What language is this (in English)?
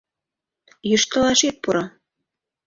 Mari